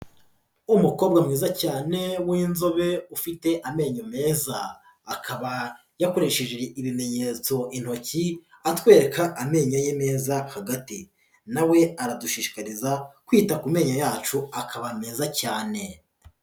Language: Kinyarwanda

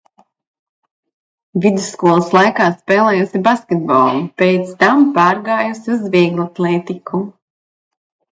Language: Latvian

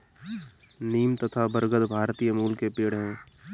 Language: Hindi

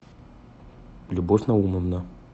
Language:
Russian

